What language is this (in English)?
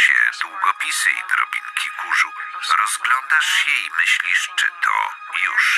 Polish